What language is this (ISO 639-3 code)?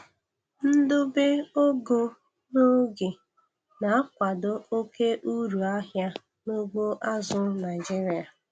ibo